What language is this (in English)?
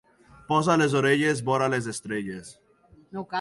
Catalan